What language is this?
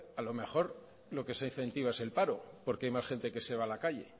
Spanish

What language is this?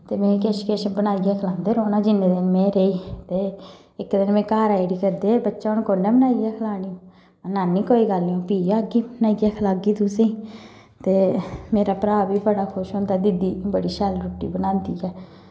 Dogri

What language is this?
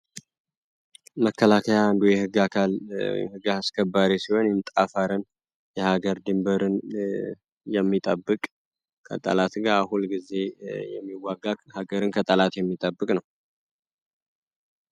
Amharic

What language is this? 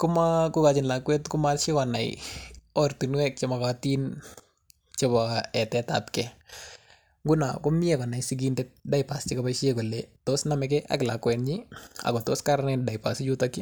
Kalenjin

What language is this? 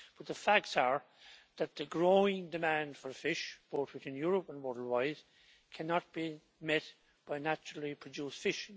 English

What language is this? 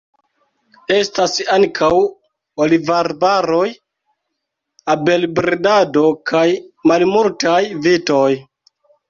Esperanto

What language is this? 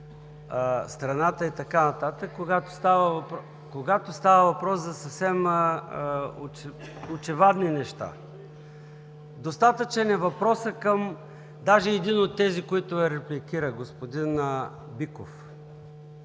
Bulgarian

